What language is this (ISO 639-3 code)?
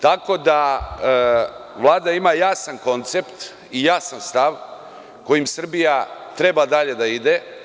srp